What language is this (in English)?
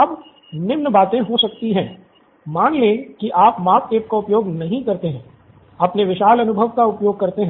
Hindi